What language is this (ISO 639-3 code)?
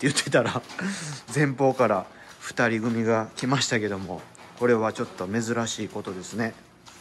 jpn